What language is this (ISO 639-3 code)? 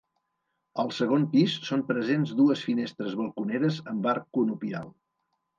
cat